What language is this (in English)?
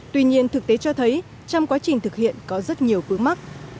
Vietnamese